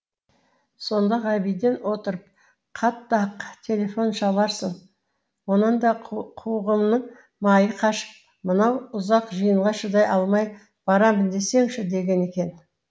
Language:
Kazakh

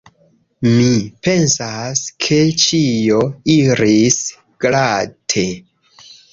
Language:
Esperanto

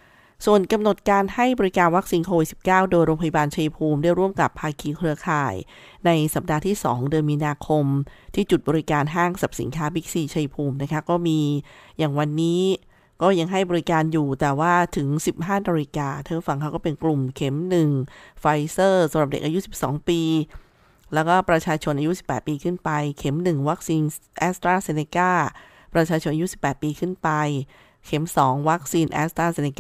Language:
Thai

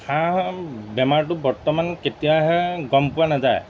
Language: Assamese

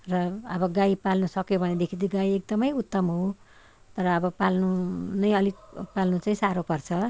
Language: Nepali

